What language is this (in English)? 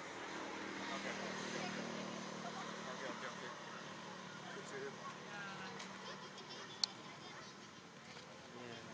Indonesian